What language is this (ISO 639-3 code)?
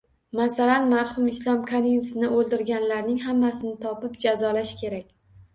uzb